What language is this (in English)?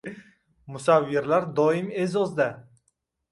Uzbek